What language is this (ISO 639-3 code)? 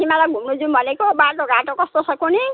nep